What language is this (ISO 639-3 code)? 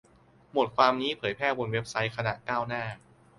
tha